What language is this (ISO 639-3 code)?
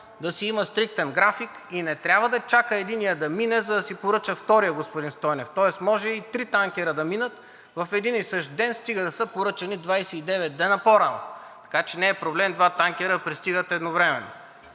bul